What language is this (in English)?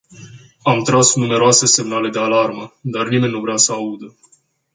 Romanian